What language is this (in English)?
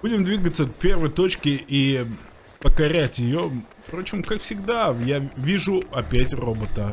Russian